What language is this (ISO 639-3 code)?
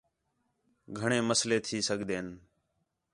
xhe